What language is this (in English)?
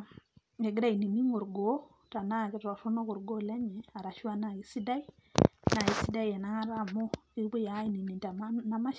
Masai